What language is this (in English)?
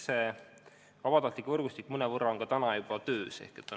Estonian